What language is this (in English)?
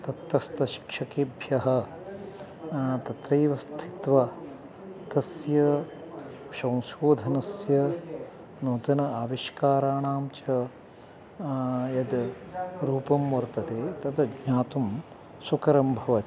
Sanskrit